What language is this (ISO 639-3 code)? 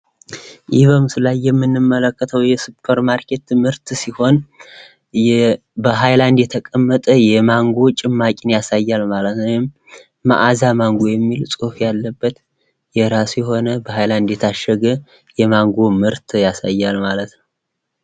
amh